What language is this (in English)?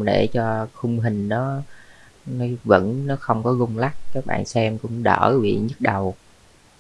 Vietnamese